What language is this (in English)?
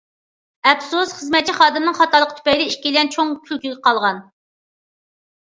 Uyghur